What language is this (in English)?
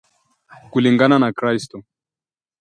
Swahili